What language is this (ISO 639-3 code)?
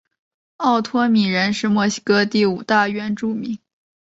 zho